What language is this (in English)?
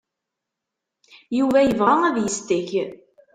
Kabyle